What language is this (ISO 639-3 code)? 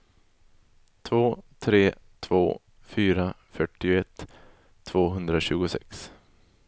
swe